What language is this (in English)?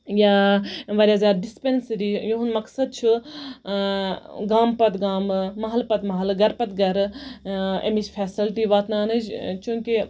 Kashmiri